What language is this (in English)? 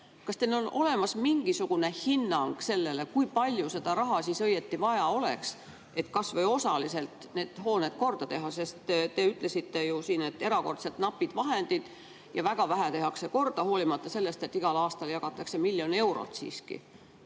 Estonian